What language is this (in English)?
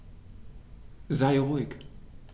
German